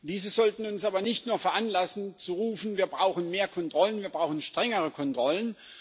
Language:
German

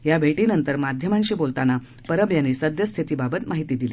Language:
Marathi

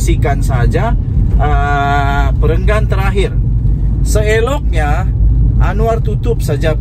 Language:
Malay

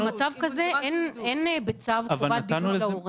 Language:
Hebrew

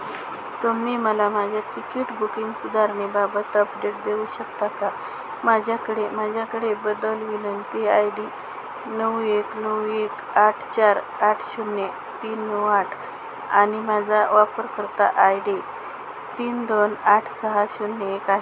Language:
Marathi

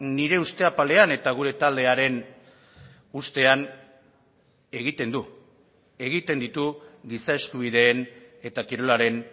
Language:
Basque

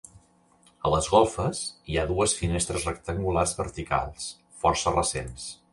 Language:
Catalan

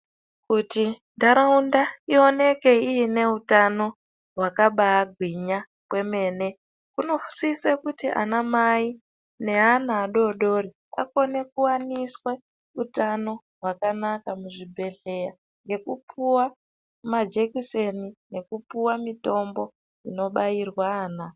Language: Ndau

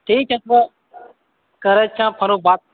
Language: Maithili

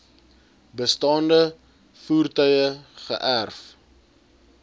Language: Afrikaans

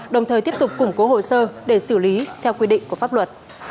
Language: Vietnamese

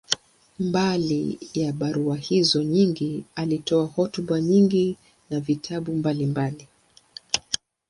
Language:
Swahili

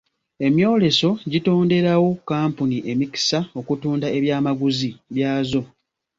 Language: Ganda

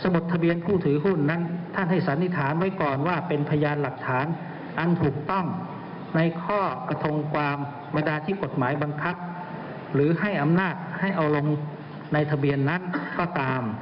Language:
Thai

